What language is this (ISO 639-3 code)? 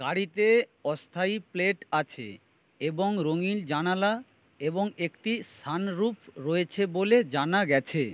ben